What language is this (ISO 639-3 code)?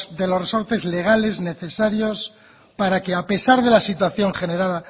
spa